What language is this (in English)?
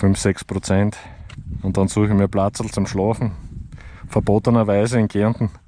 German